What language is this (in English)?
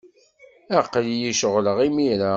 Kabyle